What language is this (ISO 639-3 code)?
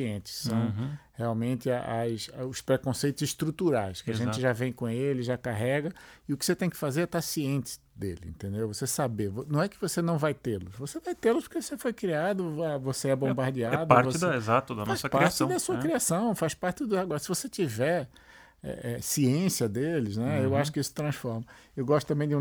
por